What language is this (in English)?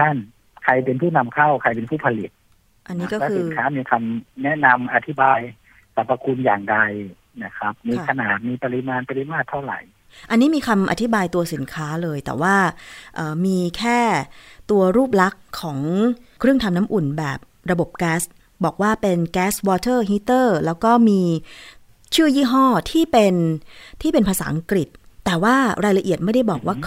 Thai